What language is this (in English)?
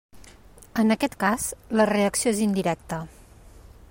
Catalan